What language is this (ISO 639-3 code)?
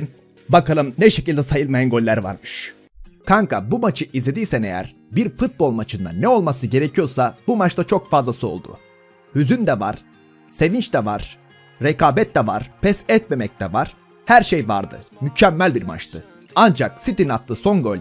tur